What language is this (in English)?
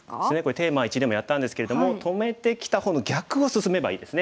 Japanese